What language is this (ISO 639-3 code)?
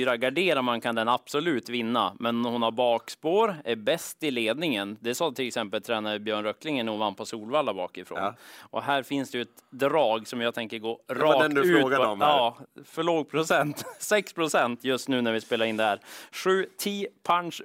swe